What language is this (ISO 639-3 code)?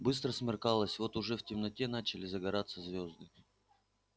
rus